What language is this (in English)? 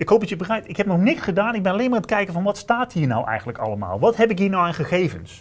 Dutch